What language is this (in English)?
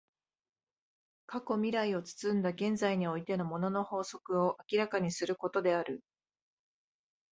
Japanese